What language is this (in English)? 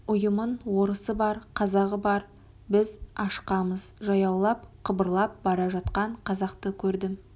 Kazakh